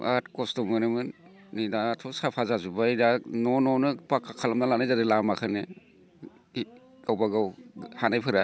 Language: Bodo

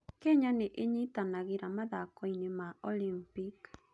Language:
Kikuyu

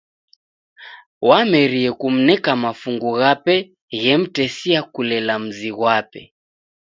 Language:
Taita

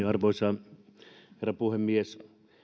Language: Finnish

